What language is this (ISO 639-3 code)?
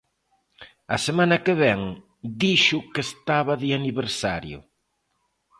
glg